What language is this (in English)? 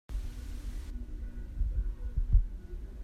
Hakha Chin